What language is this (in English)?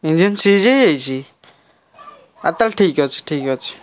Odia